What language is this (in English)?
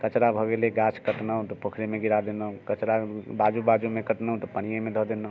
Maithili